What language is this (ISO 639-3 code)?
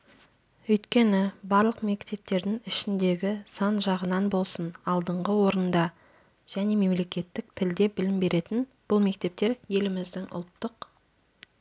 kaz